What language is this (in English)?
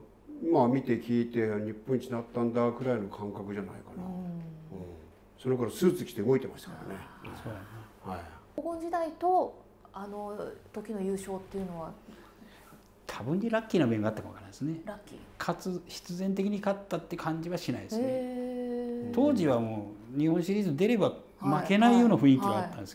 Japanese